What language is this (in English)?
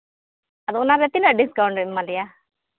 Santali